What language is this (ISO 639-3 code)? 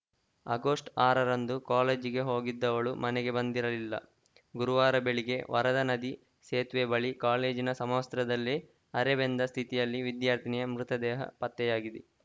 kan